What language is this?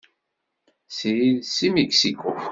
Kabyle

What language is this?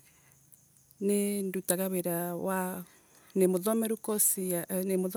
Embu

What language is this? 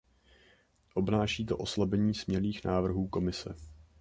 Czech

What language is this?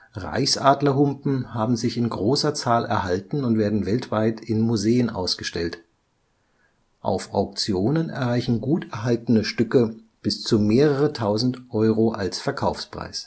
German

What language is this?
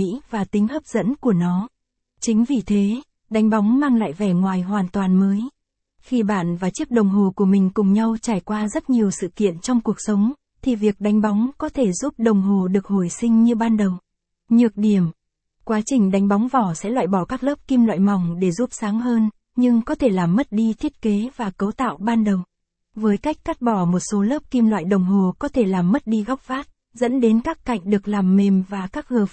Vietnamese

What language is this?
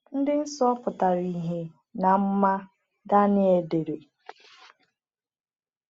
Igbo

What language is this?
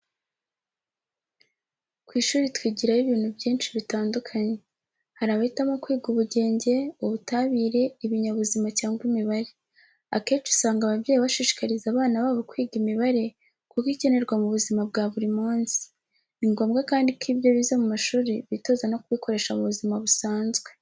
Kinyarwanda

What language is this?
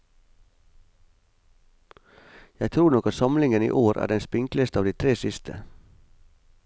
Norwegian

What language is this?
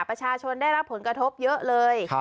Thai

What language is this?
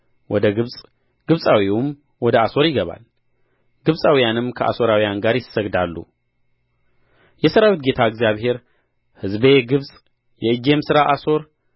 Amharic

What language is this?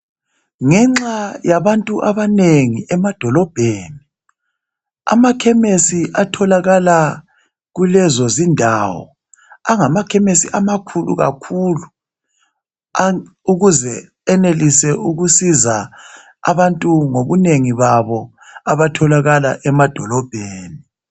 North Ndebele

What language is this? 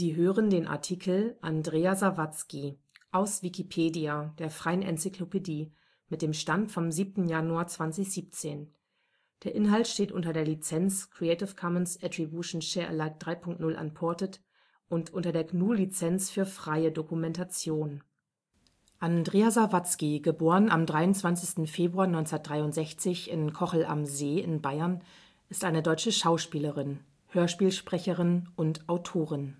German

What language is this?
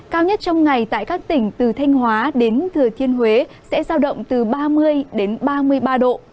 Vietnamese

